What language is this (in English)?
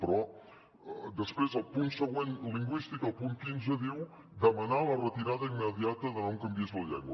Catalan